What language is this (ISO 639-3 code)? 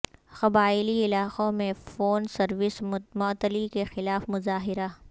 urd